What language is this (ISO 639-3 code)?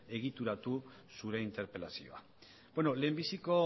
eus